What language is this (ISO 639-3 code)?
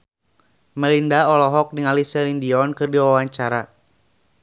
sun